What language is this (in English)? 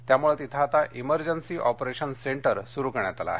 Marathi